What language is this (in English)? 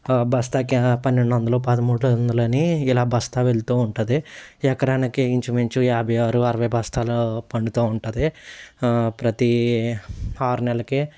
Telugu